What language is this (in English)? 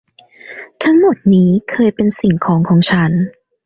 Thai